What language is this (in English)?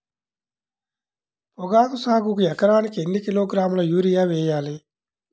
Telugu